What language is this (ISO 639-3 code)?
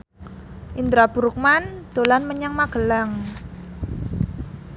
jav